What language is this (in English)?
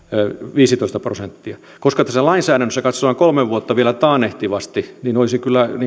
Finnish